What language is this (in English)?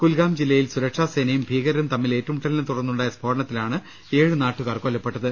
Malayalam